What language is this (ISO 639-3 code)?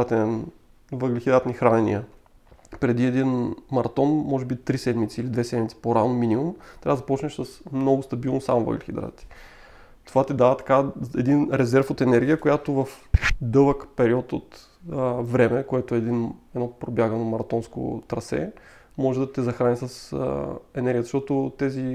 bul